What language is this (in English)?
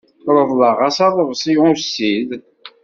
Kabyle